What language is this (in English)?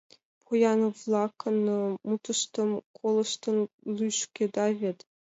Mari